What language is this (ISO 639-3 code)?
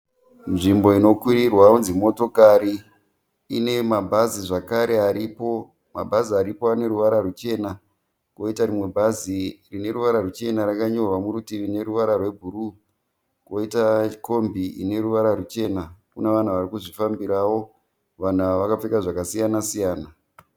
sna